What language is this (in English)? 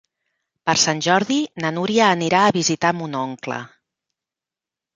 Catalan